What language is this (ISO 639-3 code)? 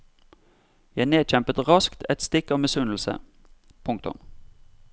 nor